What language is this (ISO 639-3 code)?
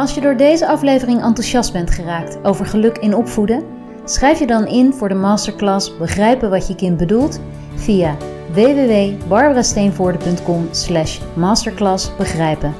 nld